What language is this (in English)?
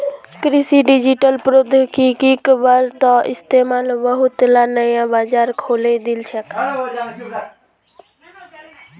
Magahi